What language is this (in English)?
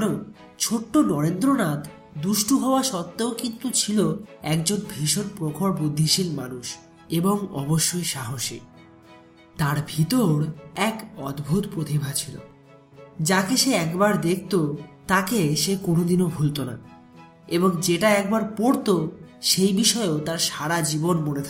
Hindi